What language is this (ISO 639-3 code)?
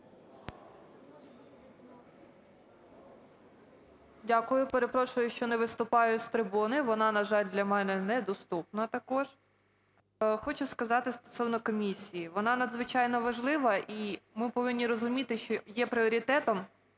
ukr